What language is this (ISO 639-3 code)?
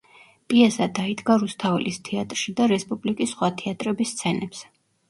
kat